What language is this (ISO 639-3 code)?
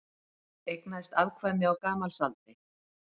isl